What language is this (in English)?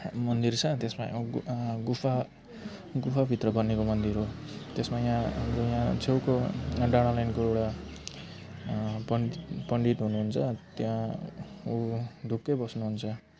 Nepali